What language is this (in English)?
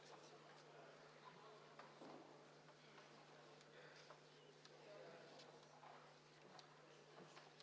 Estonian